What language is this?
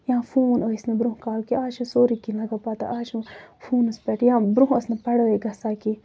Kashmiri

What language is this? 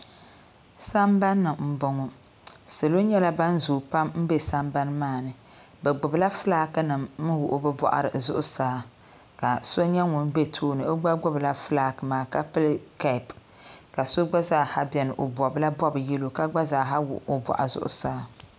Dagbani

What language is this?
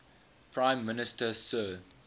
English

